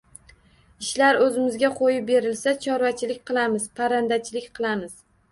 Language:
Uzbek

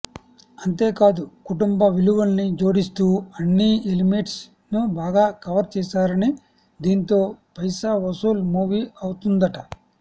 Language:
Telugu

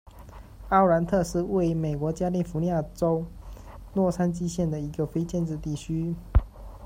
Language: Chinese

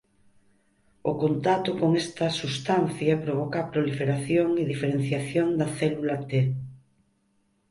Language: Galician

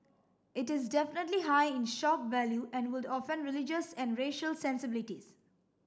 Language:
English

